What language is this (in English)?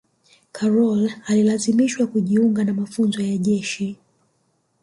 Swahili